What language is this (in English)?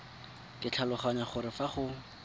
Tswana